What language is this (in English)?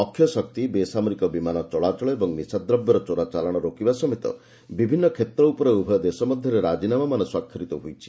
Odia